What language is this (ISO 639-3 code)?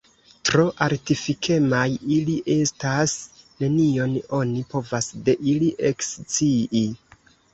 epo